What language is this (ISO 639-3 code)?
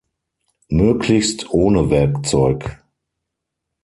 deu